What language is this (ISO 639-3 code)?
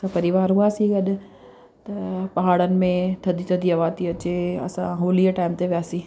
snd